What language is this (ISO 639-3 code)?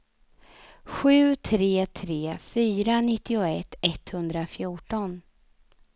swe